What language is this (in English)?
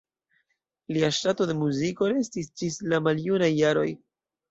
Esperanto